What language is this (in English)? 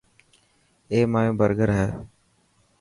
Dhatki